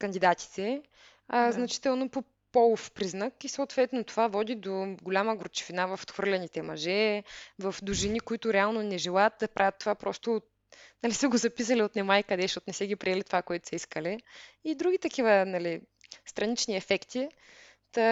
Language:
Bulgarian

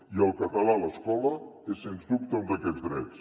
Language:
Catalan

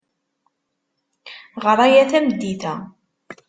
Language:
Kabyle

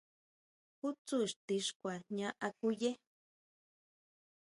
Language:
Huautla Mazatec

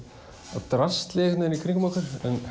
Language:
Icelandic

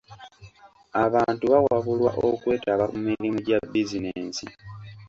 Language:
Ganda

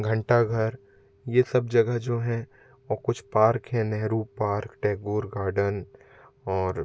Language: Hindi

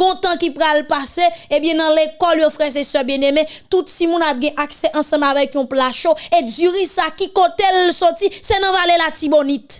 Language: French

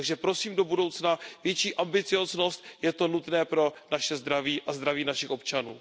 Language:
Czech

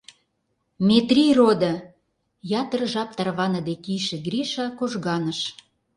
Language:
Mari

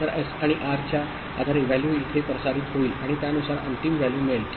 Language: Marathi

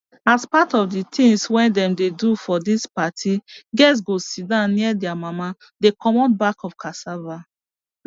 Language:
Nigerian Pidgin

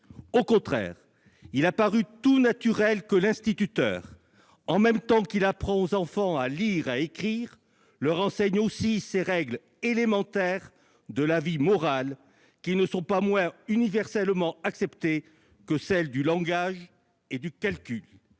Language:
French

